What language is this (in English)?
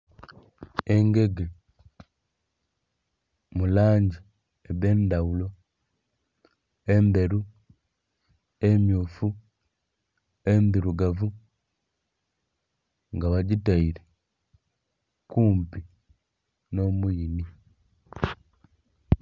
Soga